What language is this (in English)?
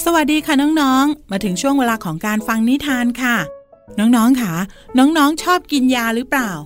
Thai